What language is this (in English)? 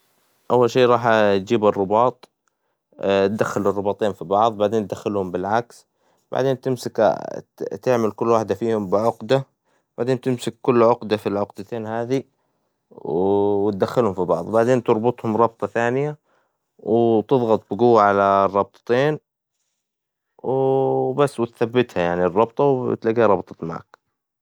Hijazi Arabic